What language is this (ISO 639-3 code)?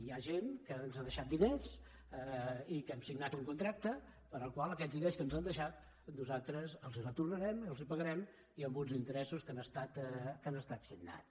cat